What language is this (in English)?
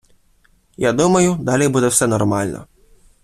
Ukrainian